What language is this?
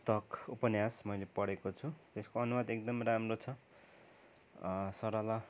Nepali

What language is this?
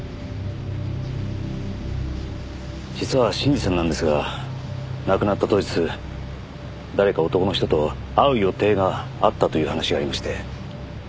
Japanese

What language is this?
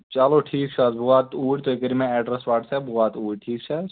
Kashmiri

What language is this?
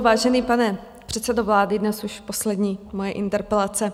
Czech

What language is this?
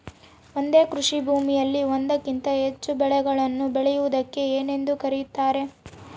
Kannada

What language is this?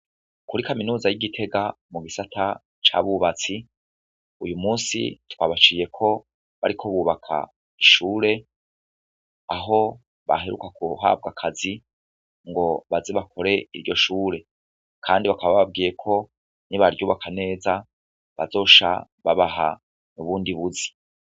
Rundi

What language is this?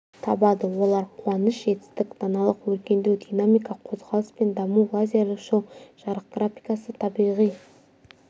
Kazakh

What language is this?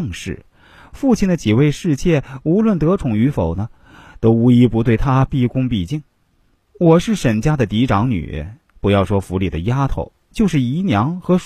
Chinese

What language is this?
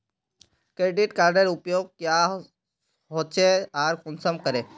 Magahi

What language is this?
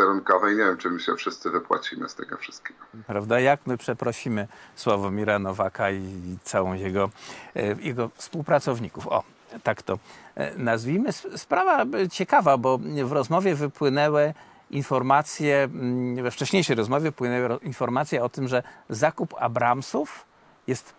Polish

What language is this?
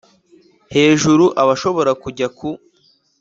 Kinyarwanda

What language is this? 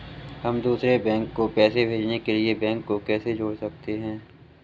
Hindi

